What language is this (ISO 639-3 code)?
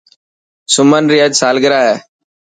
mki